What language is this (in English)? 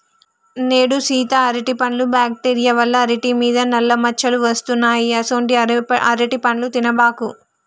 Telugu